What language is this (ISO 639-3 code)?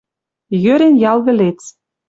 mrj